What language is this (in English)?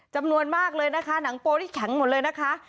Thai